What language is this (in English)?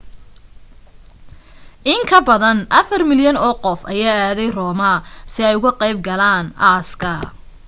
Somali